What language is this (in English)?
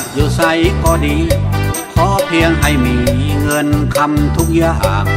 Thai